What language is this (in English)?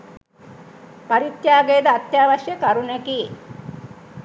Sinhala